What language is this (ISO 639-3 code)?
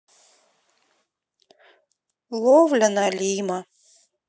rus